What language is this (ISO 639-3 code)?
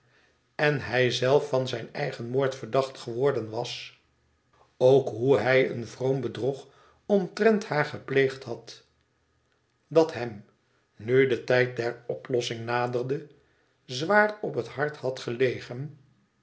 nld